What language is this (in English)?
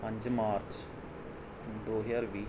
Punjabi